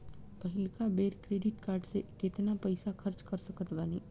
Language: Bhojpuri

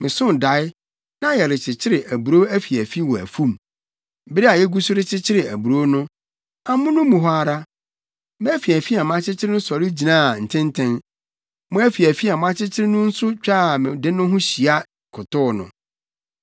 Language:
Akan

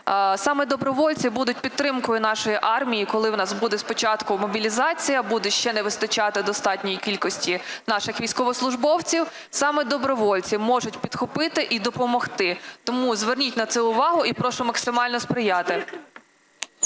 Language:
Ukrainian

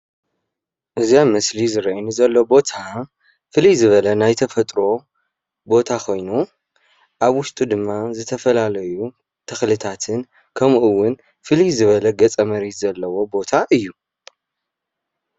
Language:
Tigrinya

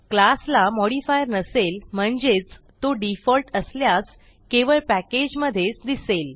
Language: Marathi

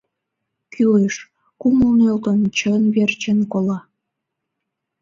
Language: Mari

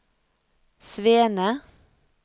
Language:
Norwegian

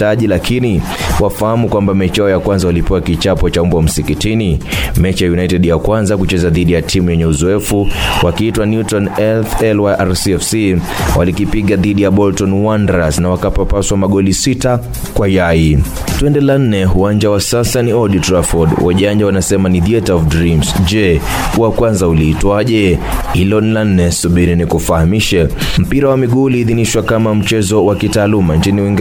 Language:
Swahili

